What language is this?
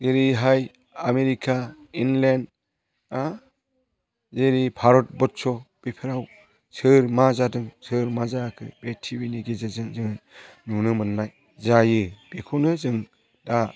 Bodo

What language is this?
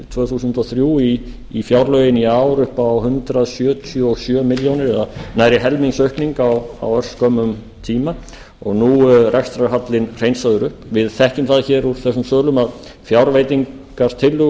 Icelandic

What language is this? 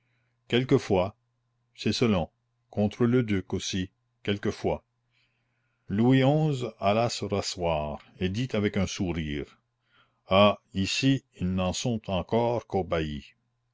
French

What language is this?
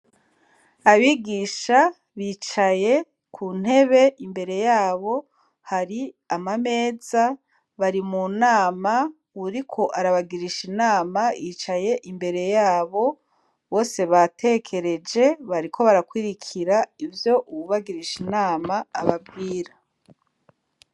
Rundi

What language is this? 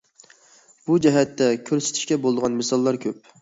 Uyghur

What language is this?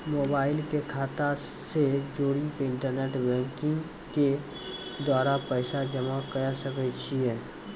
Maithili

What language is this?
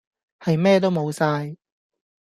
Cantonese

